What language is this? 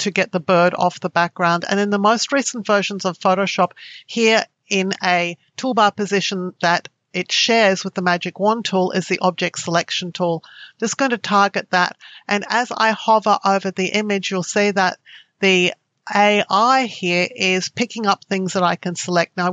English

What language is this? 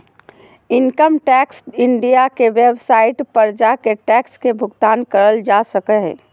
Magahi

